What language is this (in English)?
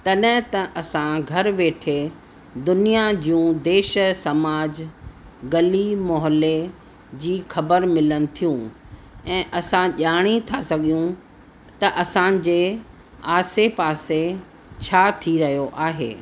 Sindhi